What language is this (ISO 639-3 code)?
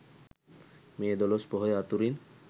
sin